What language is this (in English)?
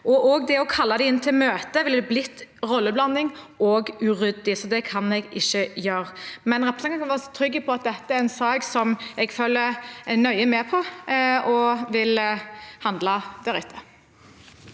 Norwegian